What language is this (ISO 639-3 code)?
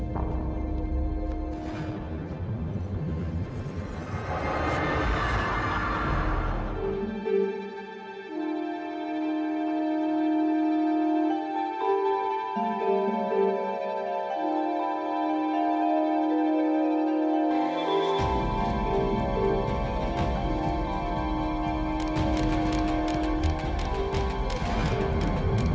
ind